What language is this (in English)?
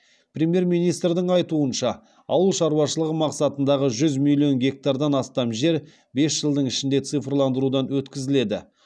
Kazakh